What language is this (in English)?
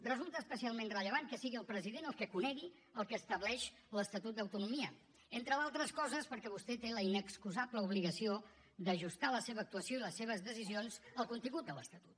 Catalan